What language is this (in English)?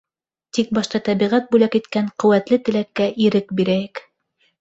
Bashkir